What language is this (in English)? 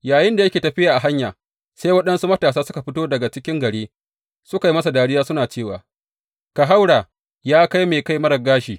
Hausa